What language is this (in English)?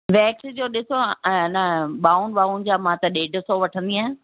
Sindhi